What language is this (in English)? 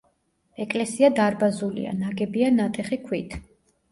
Georgian